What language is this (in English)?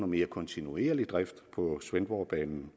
Danish